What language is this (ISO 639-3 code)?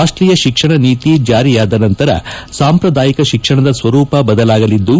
kan